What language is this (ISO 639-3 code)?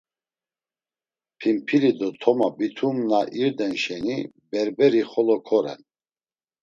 lzz